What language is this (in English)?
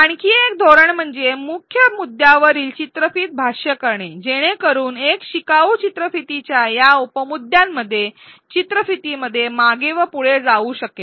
Marathi